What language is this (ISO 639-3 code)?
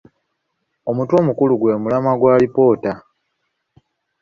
lug